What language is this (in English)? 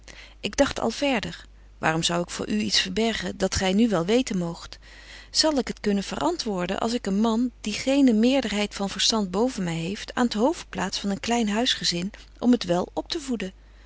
Dutch